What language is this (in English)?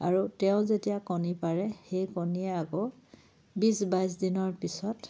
Assamese